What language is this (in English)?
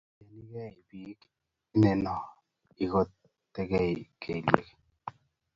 Kalenjin